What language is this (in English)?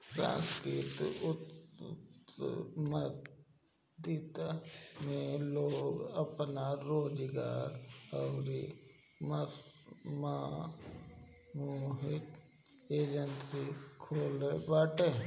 Bhojpuri